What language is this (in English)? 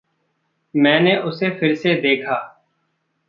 Hindi